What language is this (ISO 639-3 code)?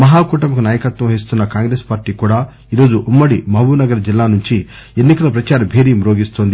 tel